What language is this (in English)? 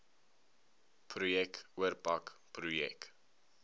Afrikaans